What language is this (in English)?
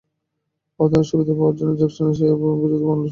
Bangla